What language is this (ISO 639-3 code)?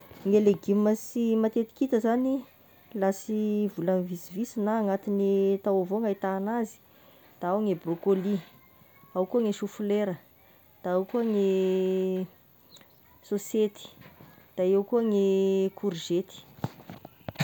tkg